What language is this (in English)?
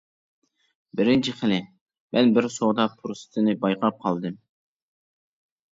Uyghur